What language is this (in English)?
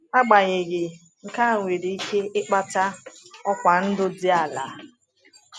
Igbo